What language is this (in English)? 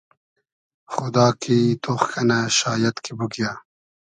Hazaragi